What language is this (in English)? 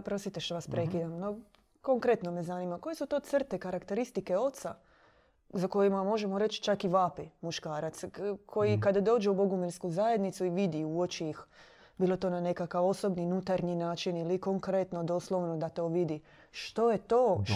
Croatian